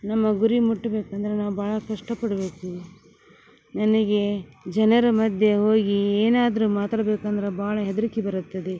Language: Kannada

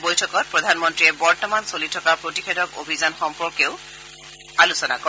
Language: Assamese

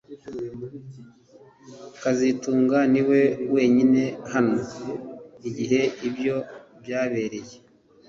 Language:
Kinyarwanda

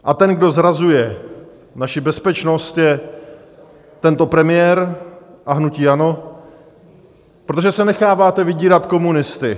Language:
Czech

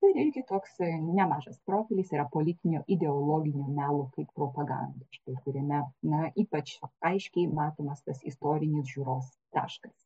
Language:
Lithuanian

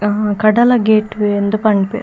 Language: Tulu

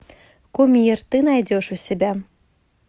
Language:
Russian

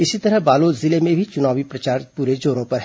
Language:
Hindi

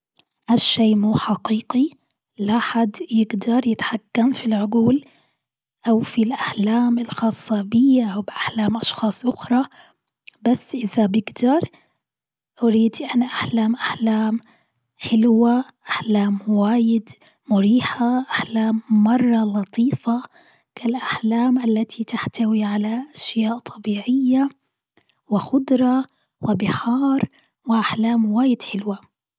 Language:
Gulf Arabic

